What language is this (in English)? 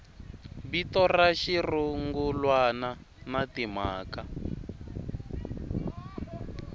Tsonga